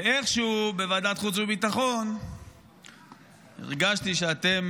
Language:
Hebrew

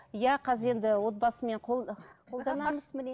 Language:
Kazakh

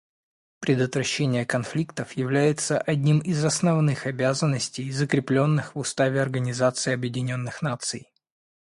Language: Russian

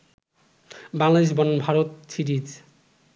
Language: Bangla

